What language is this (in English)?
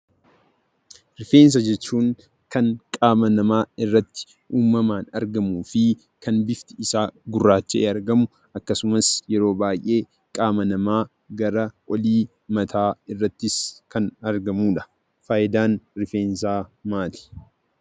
Oromo